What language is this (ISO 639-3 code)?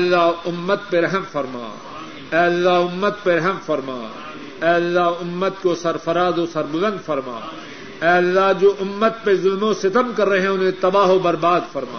urd